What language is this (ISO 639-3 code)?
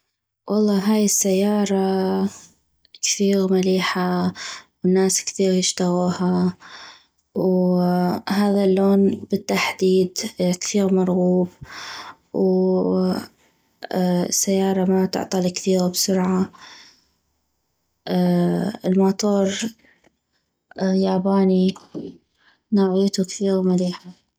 ayp